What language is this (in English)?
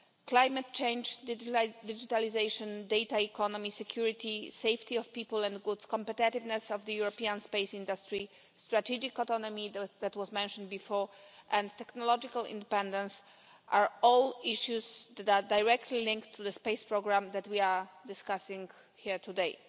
English